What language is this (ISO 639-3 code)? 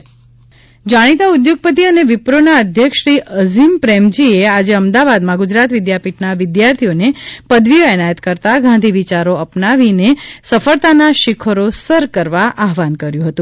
guj